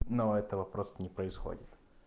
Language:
Russian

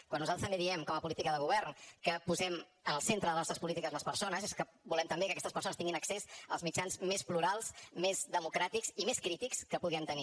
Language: Catalan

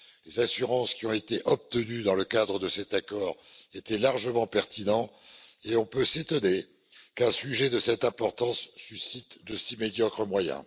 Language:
French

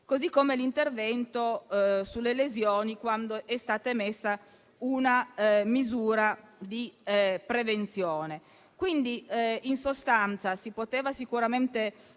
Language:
Italian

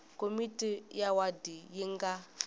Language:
Tsonga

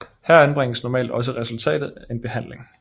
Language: Danish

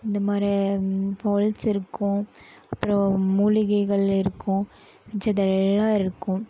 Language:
Tamil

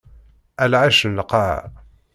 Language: Kabyle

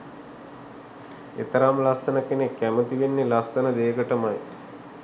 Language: Sinhala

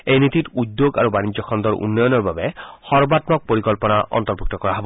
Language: Assamese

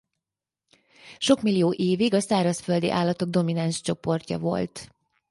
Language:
Hungarian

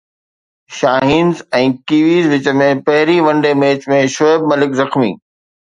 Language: Sindhi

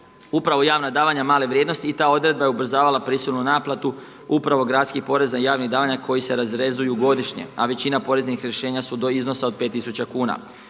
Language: Croatian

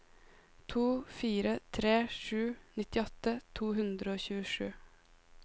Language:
Norwegian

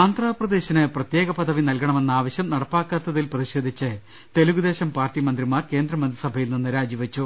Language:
Malayalam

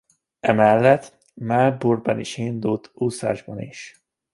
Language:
Hungarian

